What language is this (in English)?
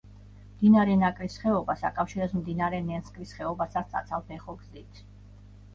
Georgian